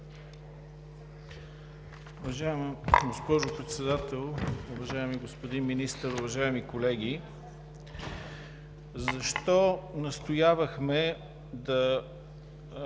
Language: Bulgarian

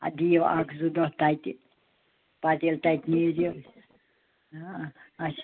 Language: Kashmiri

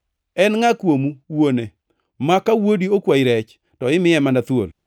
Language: Luo (Kenya and Tanzania)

